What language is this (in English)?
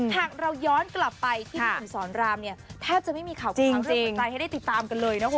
Thai